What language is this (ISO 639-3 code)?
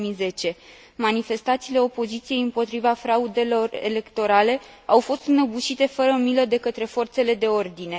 ron